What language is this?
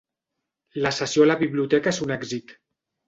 Catalan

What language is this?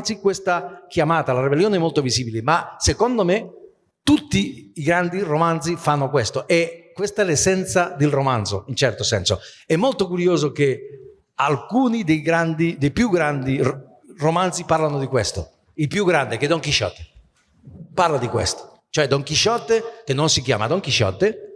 Italian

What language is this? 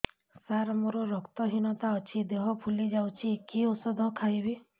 Odia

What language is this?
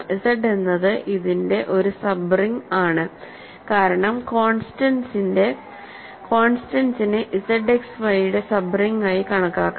Malayalam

